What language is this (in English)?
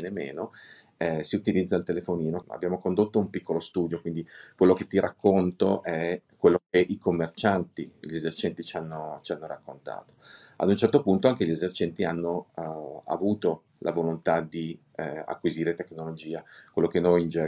Italian